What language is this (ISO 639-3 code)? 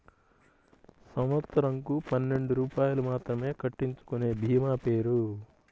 tel